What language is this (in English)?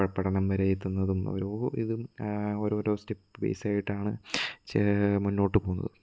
Malayalam